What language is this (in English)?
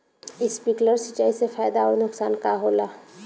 Bhojpuri